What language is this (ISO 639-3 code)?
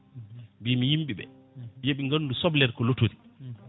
ful